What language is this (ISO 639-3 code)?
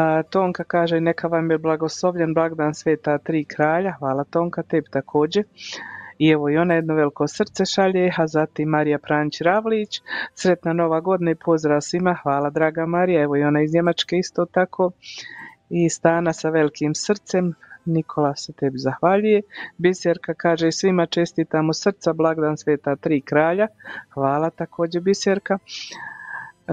hrv